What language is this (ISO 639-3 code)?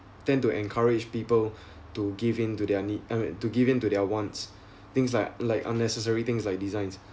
eng